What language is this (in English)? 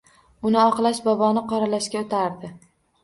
Uzbek